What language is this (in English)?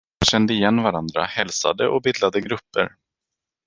Swedish